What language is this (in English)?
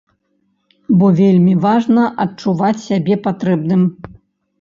Belarusian